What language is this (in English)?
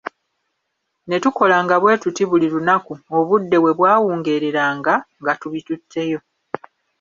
Ganda